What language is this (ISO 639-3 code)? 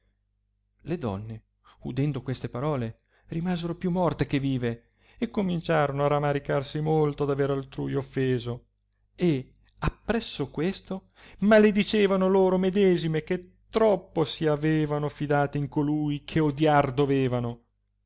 ita